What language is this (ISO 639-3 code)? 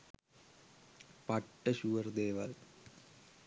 sin